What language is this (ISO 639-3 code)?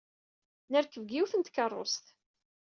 kab